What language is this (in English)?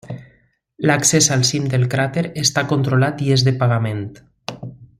Catalan